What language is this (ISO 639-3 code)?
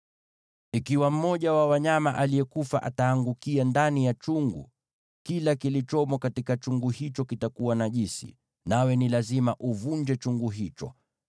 swa